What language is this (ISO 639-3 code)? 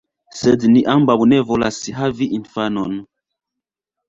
epo